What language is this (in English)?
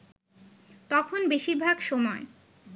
Bangla